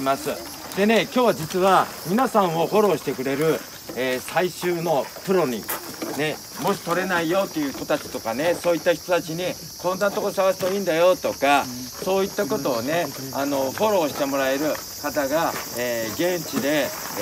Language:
Japanese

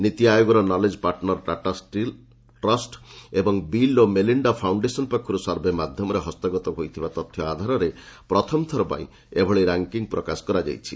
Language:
Odia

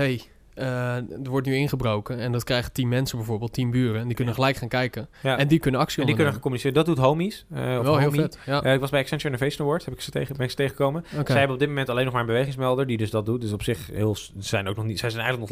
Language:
Dutch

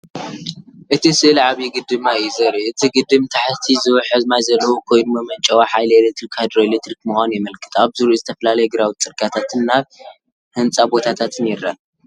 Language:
Tigrinya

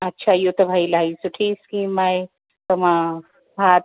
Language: Sindhi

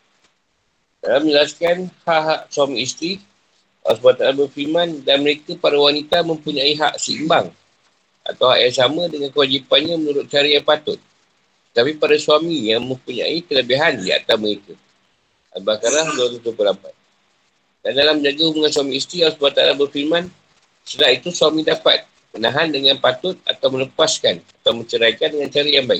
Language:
Malay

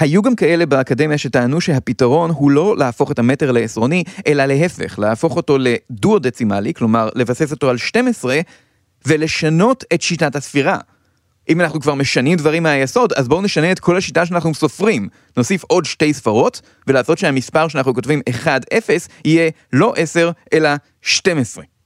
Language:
Hebrew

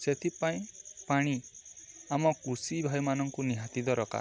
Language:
Odia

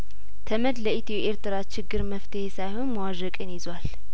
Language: Amharic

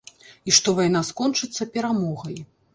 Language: Belarusian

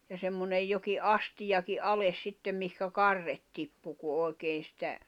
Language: Finnish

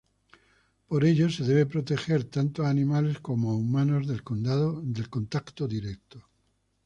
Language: Spanish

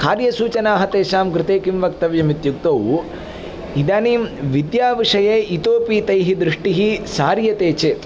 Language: Sanskrit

